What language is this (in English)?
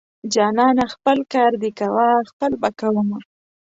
Pashto